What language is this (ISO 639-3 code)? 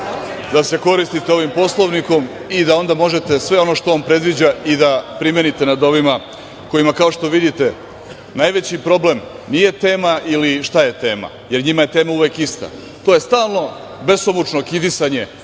srp